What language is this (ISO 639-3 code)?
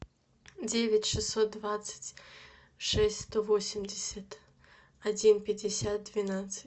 rus